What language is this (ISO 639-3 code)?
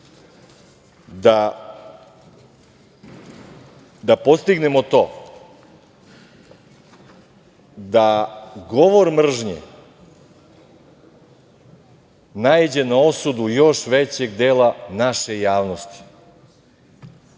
srp